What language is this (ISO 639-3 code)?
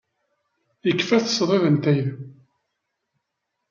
kab